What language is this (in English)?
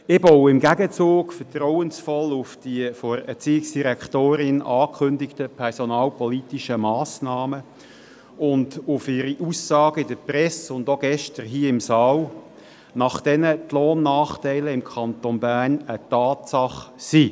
Swiss German